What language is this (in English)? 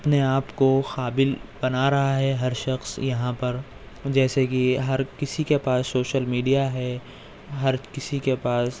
Urdu